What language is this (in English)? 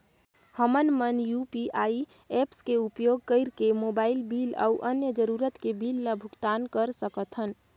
Chhattisgarhi